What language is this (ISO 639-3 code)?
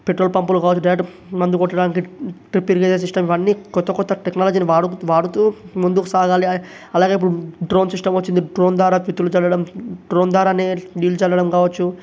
tel